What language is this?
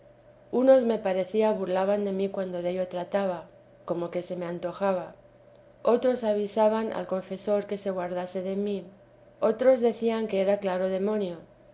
Spanish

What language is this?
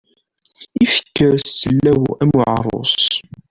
Kabyle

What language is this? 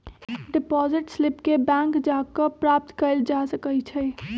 Magahi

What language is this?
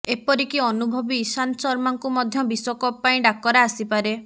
Odia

